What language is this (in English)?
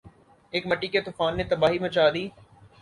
Urdu